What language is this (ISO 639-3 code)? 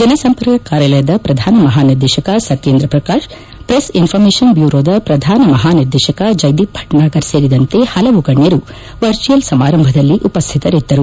kan